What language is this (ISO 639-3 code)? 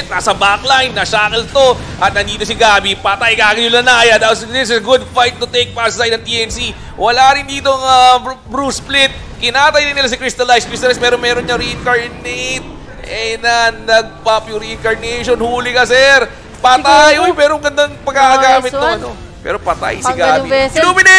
fil